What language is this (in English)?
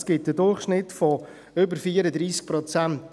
Swiss German